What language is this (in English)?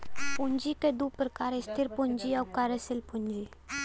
Bhojpuri